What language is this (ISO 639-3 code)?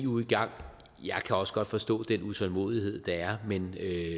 dan